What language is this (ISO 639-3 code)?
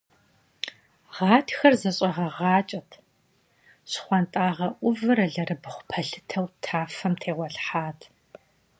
kbd